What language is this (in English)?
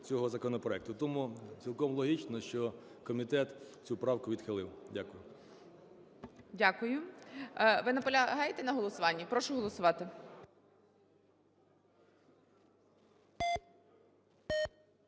Ukrainian